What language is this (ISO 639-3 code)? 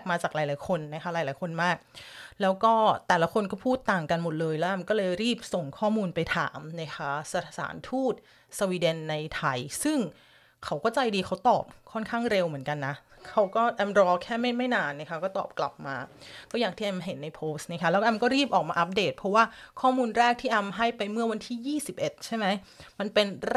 tha